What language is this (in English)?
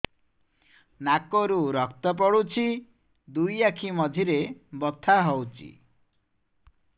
Odia